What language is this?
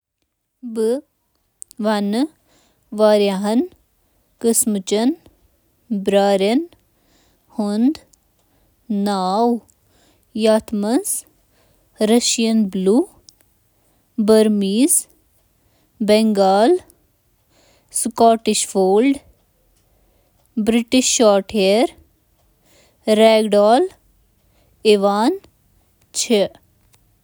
Kashmiri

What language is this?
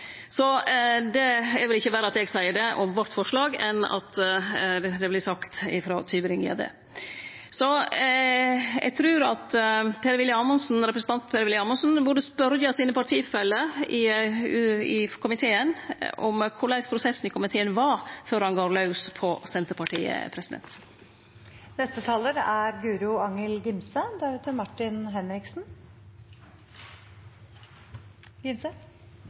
Norwegian Nynorsk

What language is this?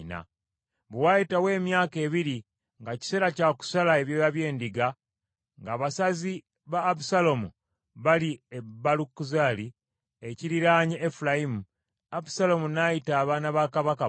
Ganda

